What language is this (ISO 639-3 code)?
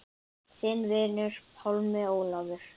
isl